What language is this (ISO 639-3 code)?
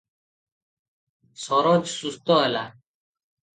ori